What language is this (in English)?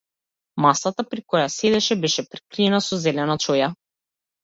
Macedonian